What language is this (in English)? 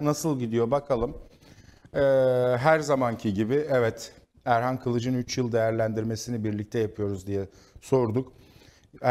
Turkish